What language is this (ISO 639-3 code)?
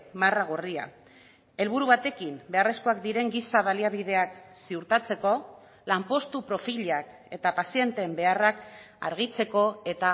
eus